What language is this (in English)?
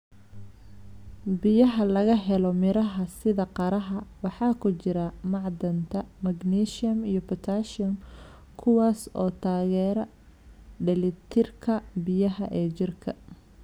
Somali